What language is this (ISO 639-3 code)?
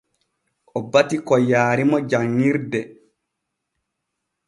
fue